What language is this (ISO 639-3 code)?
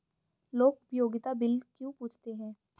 hin